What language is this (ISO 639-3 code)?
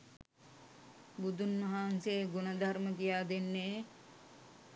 sin